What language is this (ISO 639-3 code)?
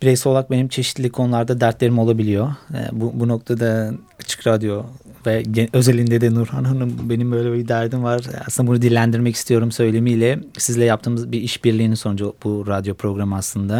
tur